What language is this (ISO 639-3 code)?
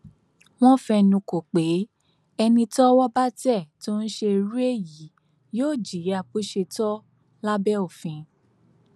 yor